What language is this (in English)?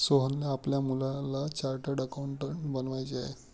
Marathi